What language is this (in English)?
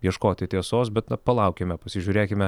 Lithuanian